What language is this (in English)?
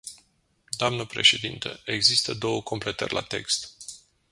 Romanian